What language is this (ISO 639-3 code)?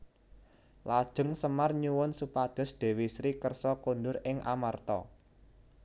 jav